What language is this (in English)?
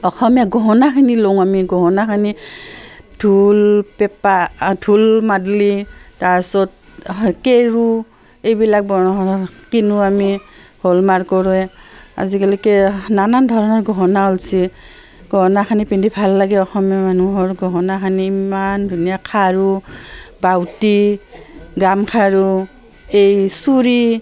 Assamese